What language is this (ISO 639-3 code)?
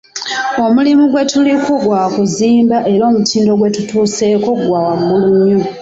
lug